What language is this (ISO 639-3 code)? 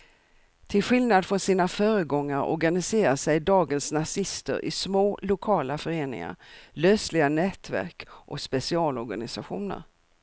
swe